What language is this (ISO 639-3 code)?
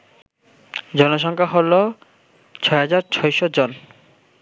ben